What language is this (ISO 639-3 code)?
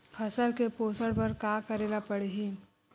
hne